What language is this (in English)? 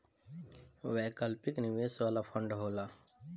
Bhojpuri